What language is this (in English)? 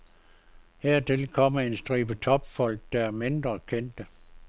Danish